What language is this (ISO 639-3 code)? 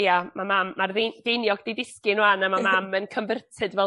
cym